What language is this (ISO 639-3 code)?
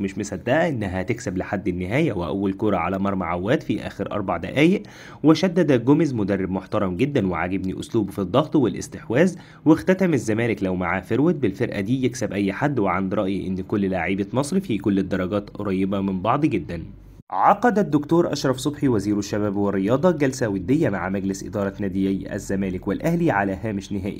ara